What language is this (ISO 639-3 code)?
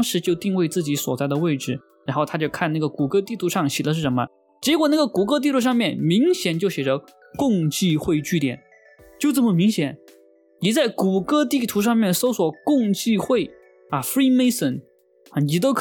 zho